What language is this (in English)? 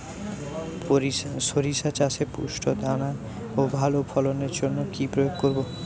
Bangla